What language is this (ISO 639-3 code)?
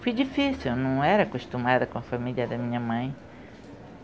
por